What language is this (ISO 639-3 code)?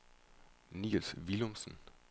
dan